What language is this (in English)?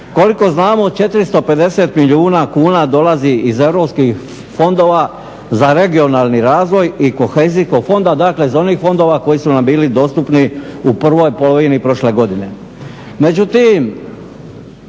Croatian